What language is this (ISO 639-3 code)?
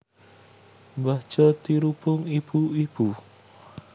jav